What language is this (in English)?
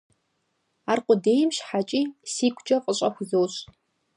Kabardian